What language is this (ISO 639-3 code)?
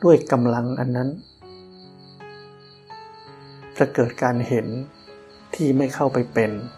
tha